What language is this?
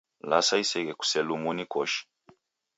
Taita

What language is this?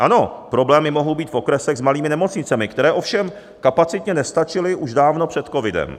Czech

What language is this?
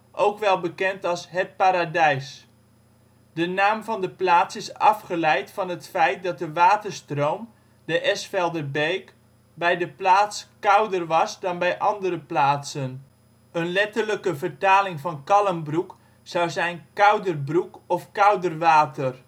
Dutch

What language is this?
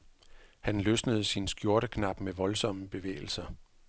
Danish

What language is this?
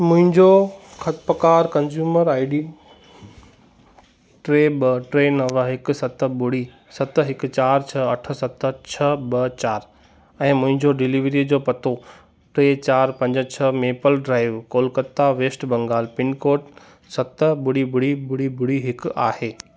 Sindhi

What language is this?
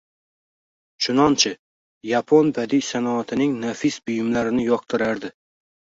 Uzbek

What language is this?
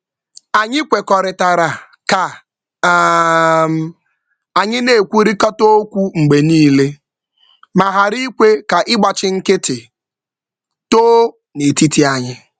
Igbo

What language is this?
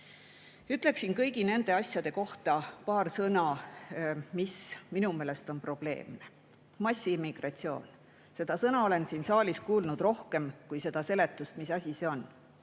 Estonian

